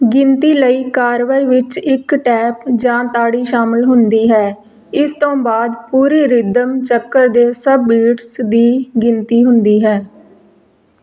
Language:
Punjabi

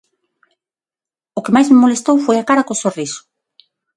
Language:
Galician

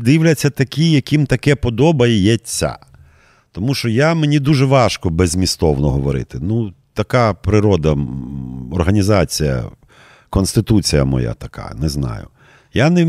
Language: Ukrainian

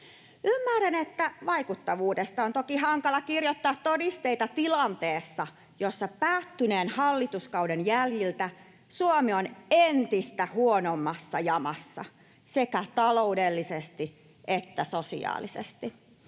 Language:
Finnish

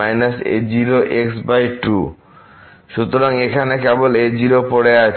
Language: Bangla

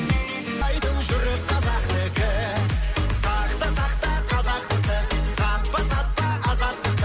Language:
Kazakh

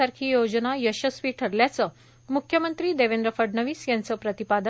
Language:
Marathi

